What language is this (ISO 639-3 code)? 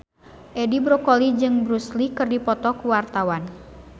sun